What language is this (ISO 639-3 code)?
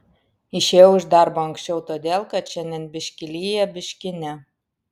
lit